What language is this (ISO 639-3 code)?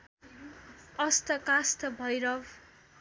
nep